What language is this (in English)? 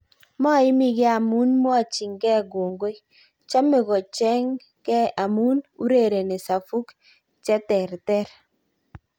Kalenjin